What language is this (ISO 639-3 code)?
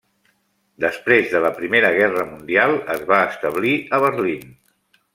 cat